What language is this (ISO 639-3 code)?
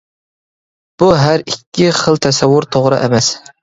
uig